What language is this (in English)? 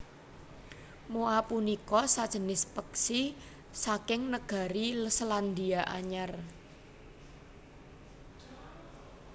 Javanese